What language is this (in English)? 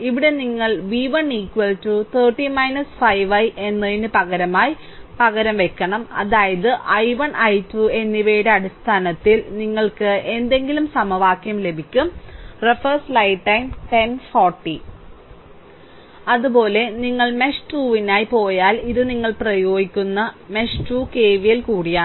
Malayalam